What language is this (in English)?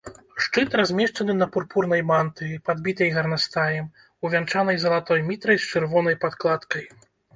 Belarusian